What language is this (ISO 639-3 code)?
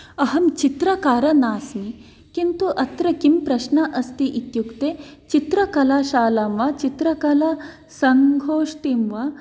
san